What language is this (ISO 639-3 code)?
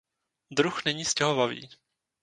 ces